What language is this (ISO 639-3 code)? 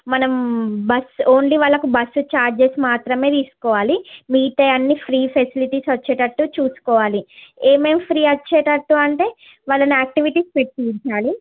tel